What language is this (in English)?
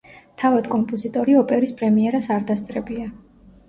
Georgian